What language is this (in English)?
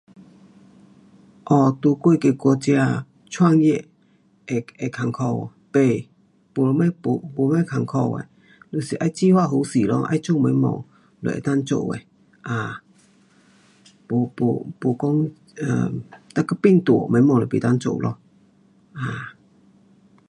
Pu-Xian Chinese